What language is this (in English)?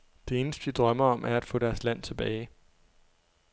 Danish